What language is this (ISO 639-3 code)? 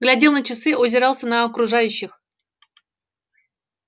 rus